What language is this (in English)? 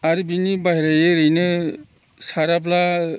Bodo